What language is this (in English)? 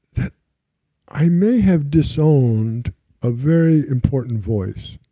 English